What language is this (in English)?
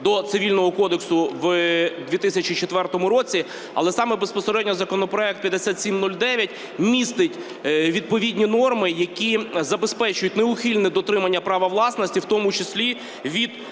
Ukrainian